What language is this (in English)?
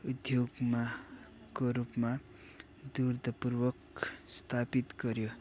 Nepali